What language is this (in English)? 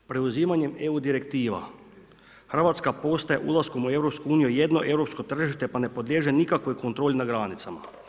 Croatian